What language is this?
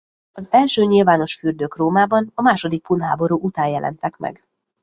Hungarian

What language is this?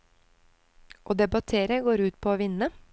Norwegian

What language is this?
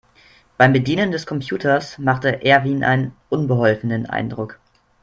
German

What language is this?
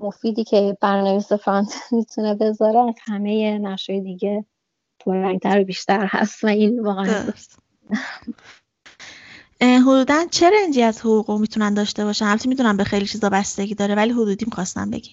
Persian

